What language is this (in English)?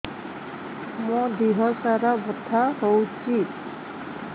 Odia